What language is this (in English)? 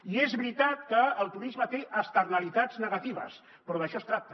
Catalan